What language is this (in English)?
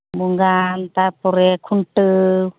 Santali